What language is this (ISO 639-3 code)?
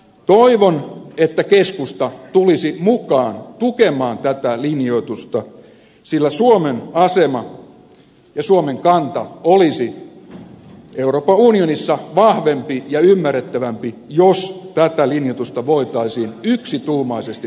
fin